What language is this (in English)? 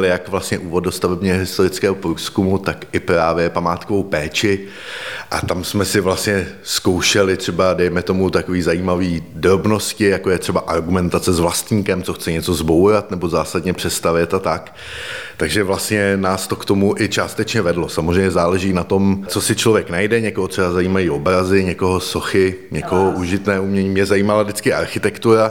Czech